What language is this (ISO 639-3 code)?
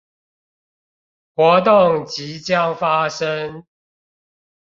zho